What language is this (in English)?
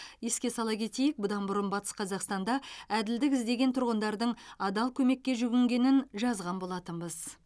Kazakh